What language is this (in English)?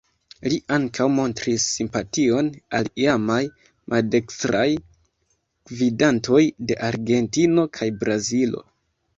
Esperanto